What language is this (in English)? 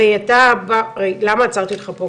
Hebrew